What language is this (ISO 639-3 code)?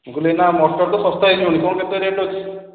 ori